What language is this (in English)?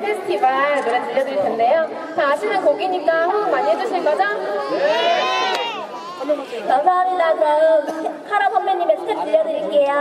Korean